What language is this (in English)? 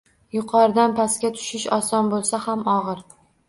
Uzbek